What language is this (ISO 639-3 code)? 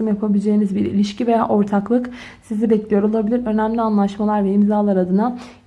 tur